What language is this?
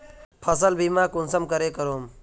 Magahi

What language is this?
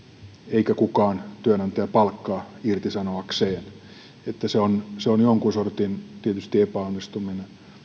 Finnish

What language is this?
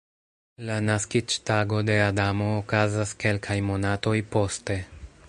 Esperanto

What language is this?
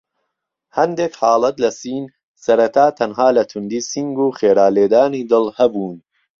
Central Kurdish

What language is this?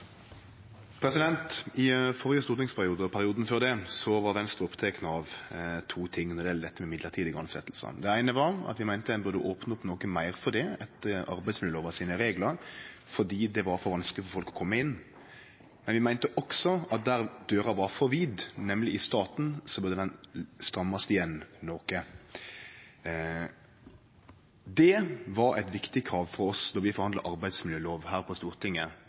Norwegian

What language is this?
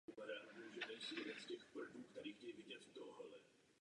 Czech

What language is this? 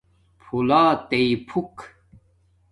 Domaaki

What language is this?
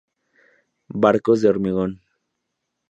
Spanish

